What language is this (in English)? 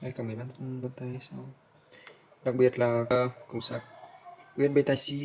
Vietnamese